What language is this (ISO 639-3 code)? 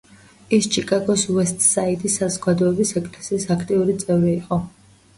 kat